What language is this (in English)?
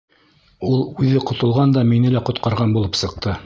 Bashkir